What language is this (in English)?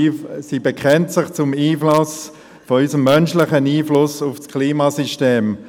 Swiss German